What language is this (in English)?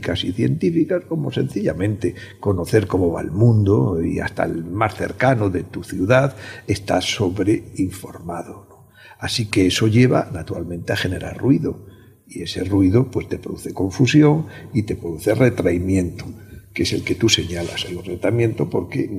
Spanish